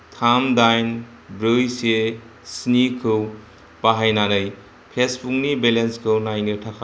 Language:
Bodo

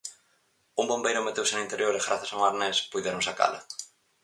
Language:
Galician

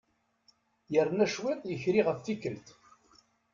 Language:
Kabyle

